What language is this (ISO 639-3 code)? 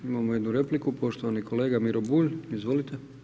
hrv